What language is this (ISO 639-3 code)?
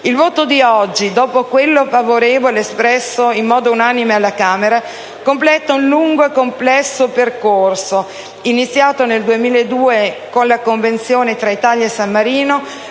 ita